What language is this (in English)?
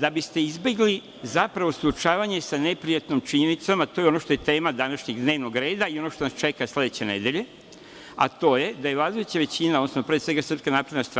Serbian